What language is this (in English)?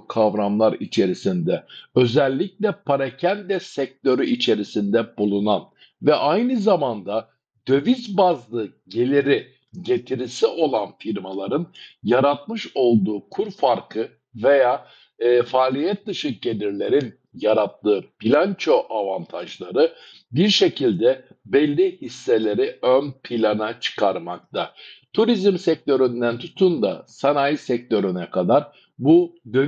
Turkish